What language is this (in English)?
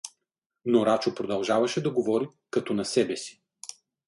Bulgarian